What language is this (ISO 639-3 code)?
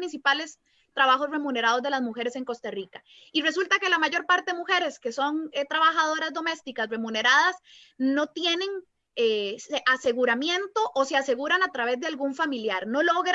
spa